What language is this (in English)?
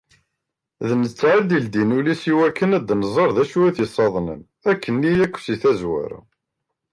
Kabyle